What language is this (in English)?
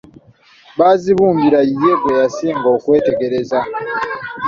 Ganda